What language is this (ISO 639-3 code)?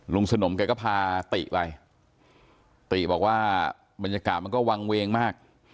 tha